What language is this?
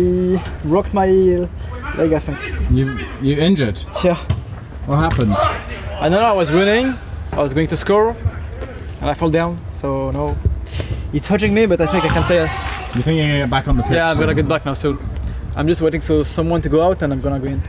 English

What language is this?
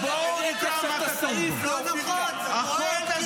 Hebrew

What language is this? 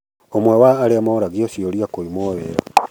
Kikuyu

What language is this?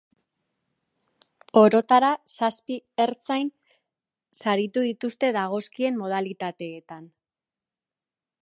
Basque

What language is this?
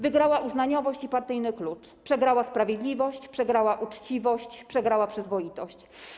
Polish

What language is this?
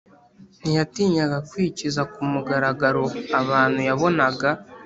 Kinyarwanda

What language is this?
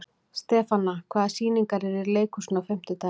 Icelandic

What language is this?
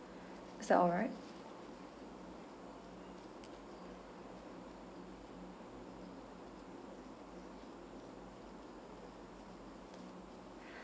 English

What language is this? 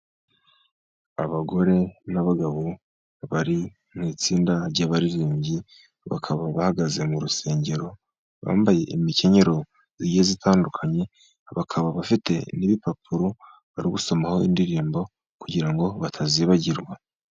Kinyarwanda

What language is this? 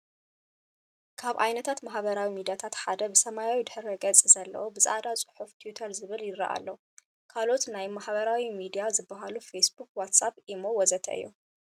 Tigrinya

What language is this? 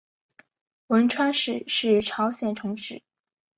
Chinese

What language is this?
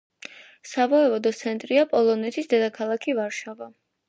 Georgian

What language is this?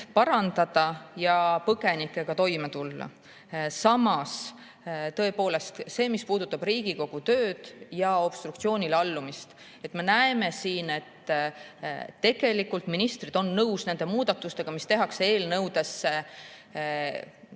Estonian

